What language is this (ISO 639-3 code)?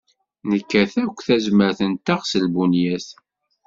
kab